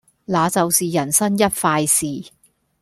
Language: Cantonese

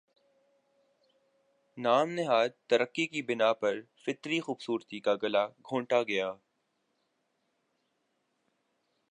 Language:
Urdu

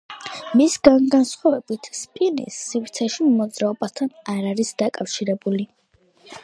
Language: Georgian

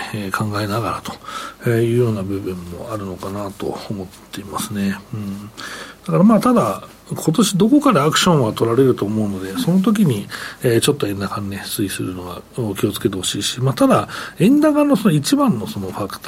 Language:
Japanese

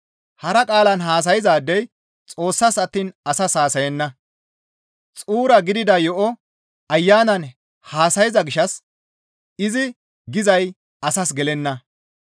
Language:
Gamo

